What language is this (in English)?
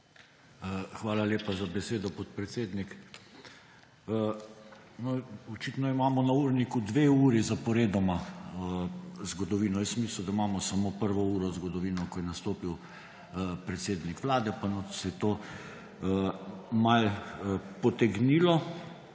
Slovenian